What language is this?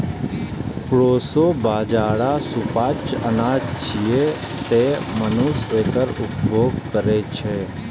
Maithili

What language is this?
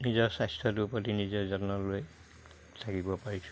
Assamese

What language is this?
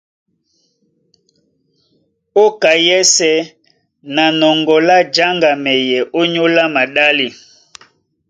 Duala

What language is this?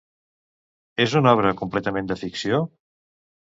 Catalan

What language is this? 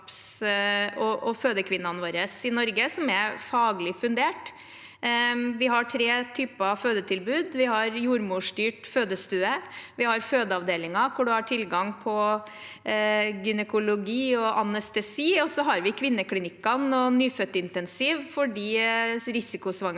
Norwegian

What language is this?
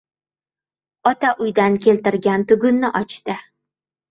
Uzbek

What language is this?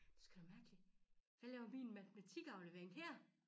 Danish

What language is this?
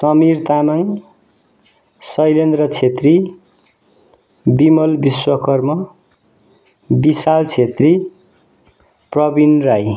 Nepali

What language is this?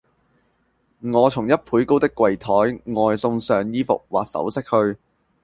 Cantonese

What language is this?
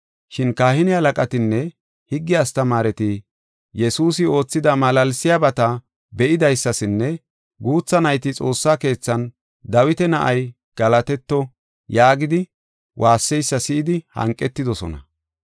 Gofa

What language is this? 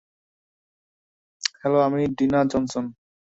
Bangla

